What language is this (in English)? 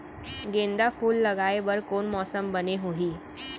Chhattisgarhi